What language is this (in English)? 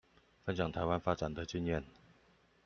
Chinese